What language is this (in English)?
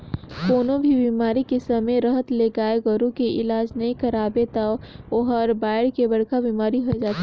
Chhattisgarhi